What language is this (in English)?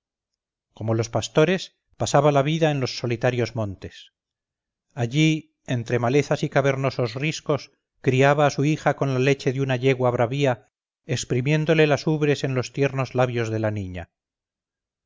Spanish